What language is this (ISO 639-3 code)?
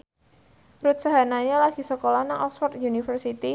jav